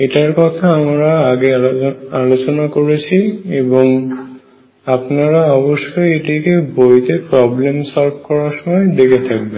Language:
Bangla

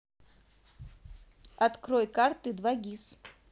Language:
Russian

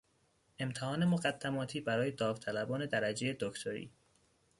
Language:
Persian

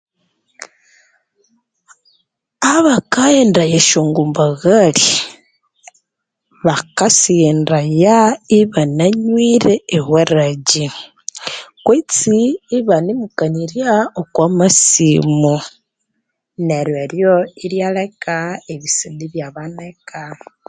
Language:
Konzo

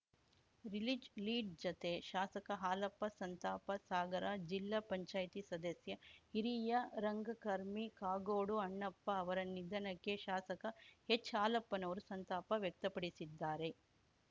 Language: Kannada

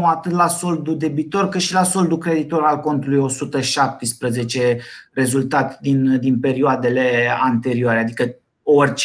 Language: Romanian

